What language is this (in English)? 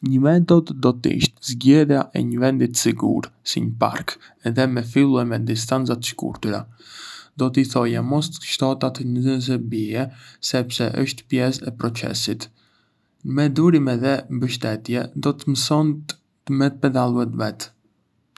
Arbëreshë Albanian